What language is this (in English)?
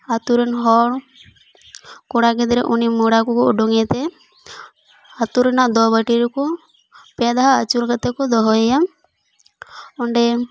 Santali